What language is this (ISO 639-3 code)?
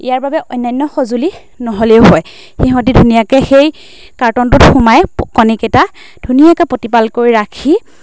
asm